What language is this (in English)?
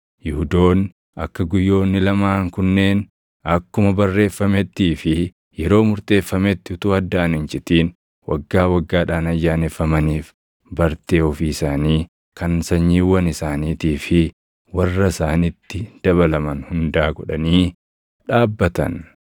Oromo